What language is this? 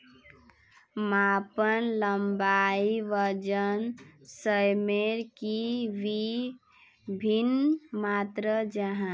Magahi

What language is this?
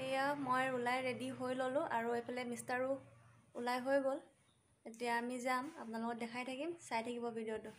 Indonesian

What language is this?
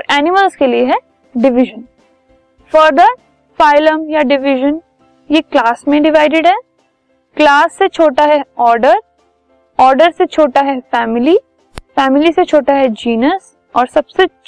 Hindi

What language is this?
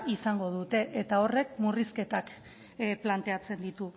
Basque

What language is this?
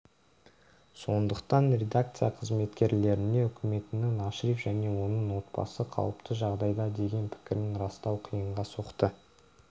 Kazakh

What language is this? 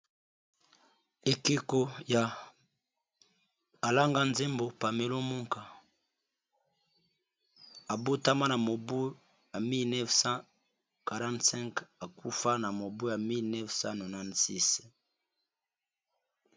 Lingala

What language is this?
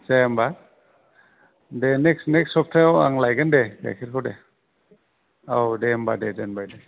Bodo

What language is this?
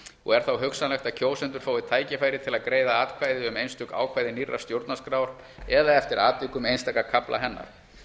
Icelandic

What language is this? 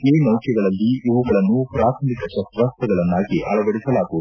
Kannada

